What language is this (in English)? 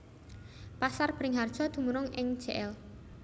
Javanese